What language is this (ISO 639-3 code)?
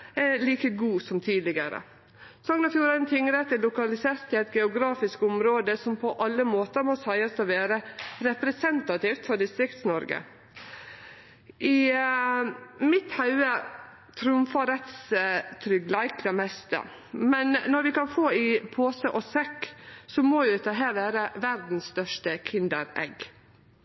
nno